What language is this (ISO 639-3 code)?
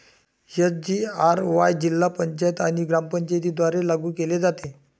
mar